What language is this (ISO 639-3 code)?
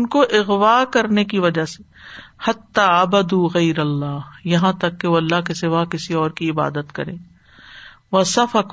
urd